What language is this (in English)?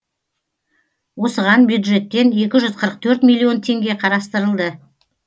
Kazakh